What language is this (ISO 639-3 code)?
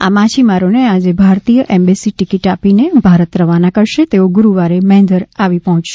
guj